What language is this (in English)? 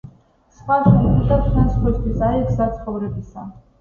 Georgian